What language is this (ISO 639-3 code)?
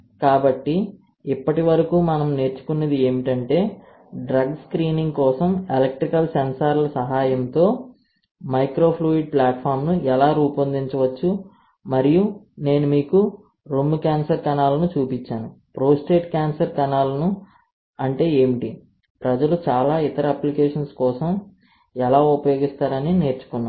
tel